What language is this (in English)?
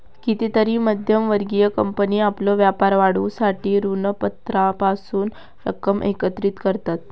Marathi